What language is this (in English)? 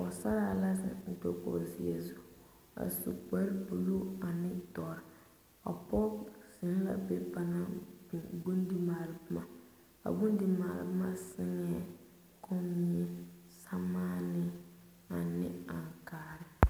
Southern Dagaare